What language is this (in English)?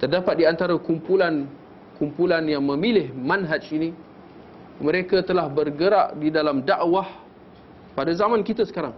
Malay